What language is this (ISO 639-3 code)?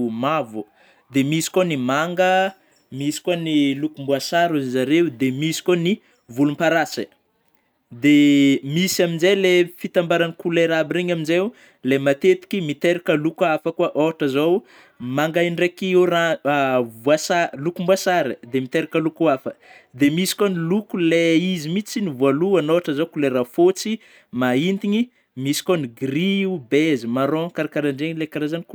bmm